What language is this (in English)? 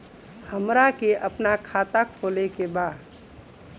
Bhojpuri